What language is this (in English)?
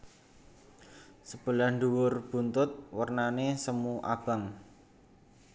Javanese